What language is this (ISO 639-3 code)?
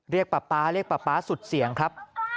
tha